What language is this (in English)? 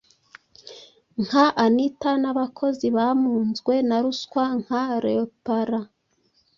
Kinyarwanda